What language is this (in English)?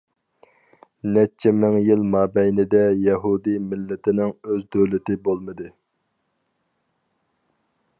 Uyghur